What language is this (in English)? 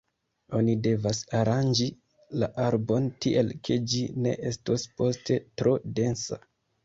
Esperanto